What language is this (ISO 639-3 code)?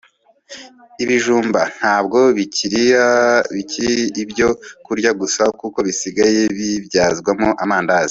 kin